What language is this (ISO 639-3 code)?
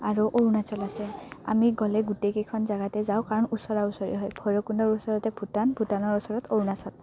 asm